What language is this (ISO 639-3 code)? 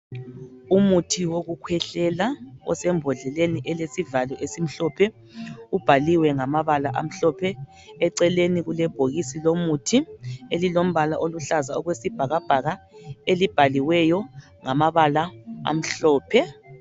nde